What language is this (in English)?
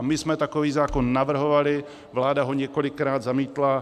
Czech